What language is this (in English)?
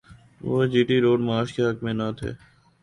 Urdu